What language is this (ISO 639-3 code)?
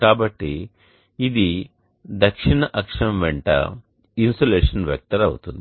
tel